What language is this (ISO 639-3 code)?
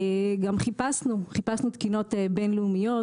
heb